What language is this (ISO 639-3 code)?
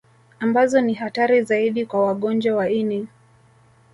swa